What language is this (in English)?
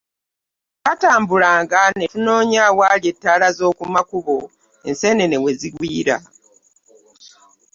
Ganda